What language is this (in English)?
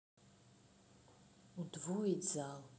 Russian